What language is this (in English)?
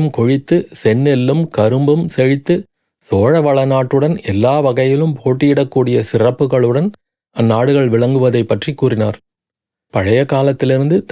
Tamil